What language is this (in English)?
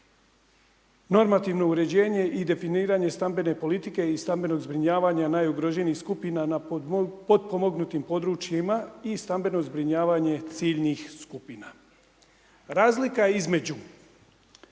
Croatian